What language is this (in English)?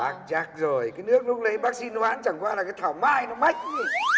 Vietnamese